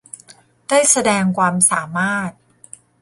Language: Thai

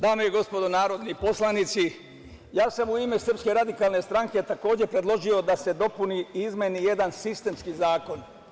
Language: Serbian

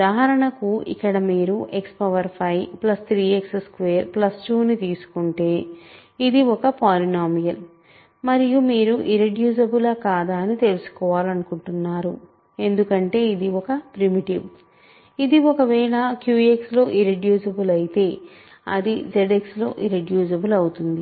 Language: Telugu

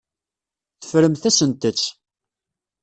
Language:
Kabyle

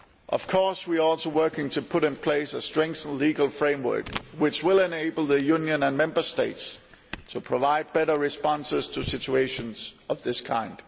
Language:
English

